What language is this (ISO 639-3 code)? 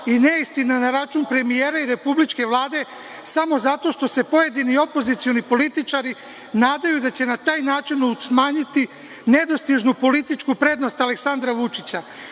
srp